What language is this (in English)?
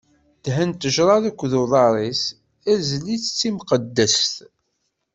Kabyle